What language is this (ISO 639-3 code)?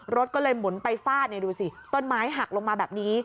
tha